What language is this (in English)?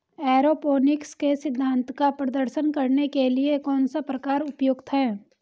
Hindi